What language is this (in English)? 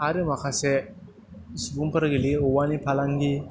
Bodo